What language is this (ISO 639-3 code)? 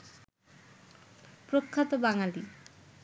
ben